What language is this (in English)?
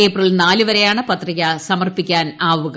Malayalam